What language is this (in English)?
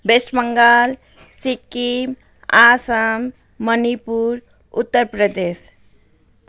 Nepali